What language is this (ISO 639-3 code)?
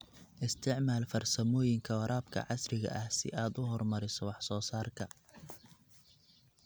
som